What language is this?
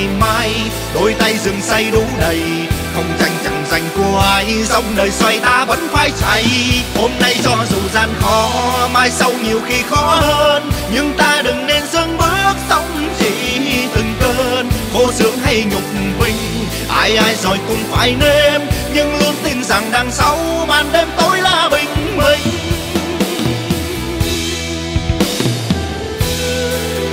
Vietnamese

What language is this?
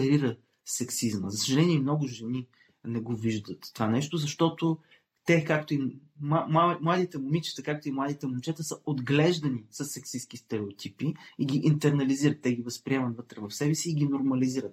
Bulgarian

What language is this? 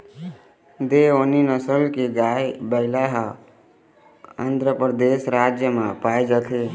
Chhattisgarhi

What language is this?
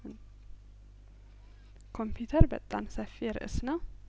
Amharic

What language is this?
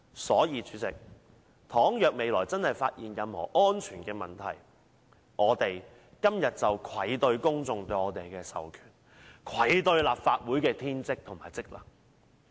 Cantonese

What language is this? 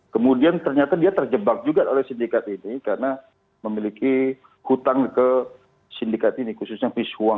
Indonesian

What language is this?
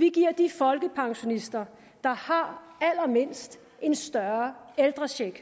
Danish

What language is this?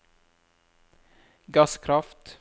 Norwegian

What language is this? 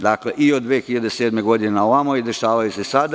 Serbian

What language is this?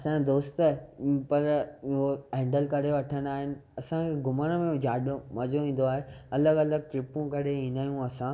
Sindhi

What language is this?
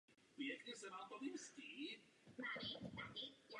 Czech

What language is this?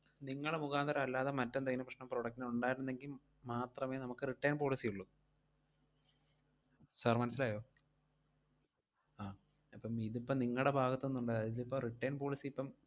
Malayalam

